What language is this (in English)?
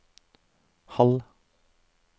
Norwegian